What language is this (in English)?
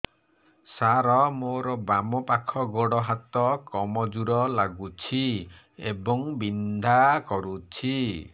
Odia